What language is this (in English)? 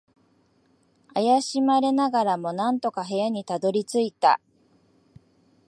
Japanese